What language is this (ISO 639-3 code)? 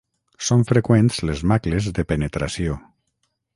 cat